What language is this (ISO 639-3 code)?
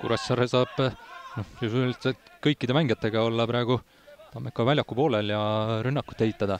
fin